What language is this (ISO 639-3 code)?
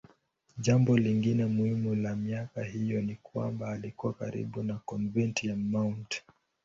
swa